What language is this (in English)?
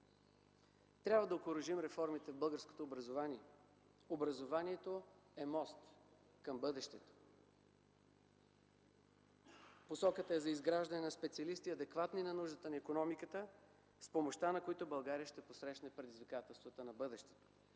Bulgarian